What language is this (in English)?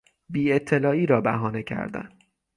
Persian